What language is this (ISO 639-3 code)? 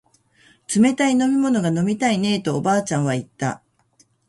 jpn